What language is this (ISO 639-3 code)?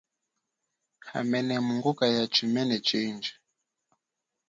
cjk